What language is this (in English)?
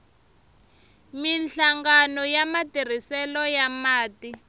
Tsonga